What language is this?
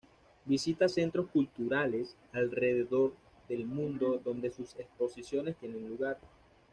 Spanish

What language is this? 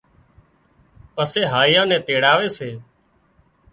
Wadiyara Koli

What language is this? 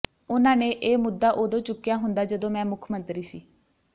Punjabi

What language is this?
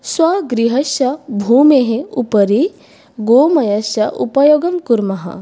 Sanskrit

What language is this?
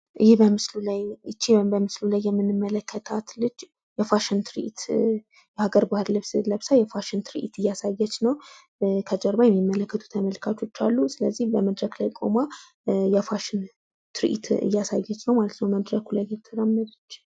Amharic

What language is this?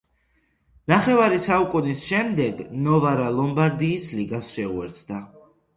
Georgian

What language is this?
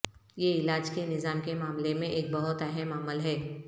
Urdu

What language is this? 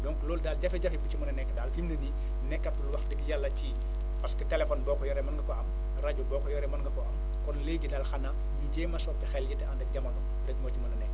Wolof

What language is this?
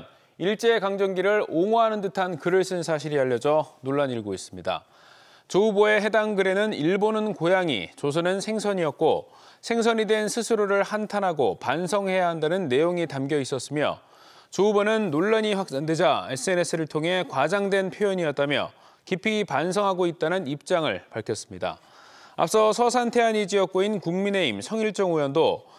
Korean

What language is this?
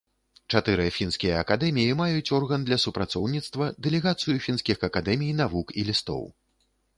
Belarusian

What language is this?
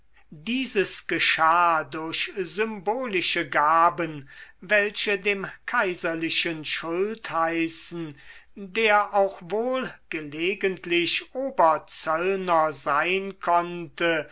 German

